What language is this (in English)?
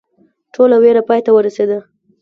Pashto